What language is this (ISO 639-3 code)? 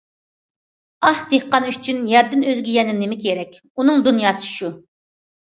uig